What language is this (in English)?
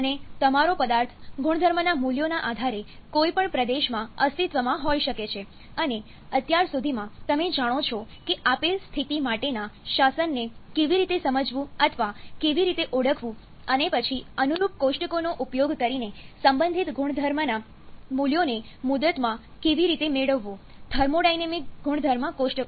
Gujarati